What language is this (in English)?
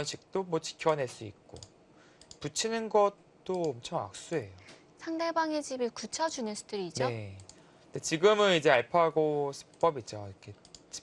Korean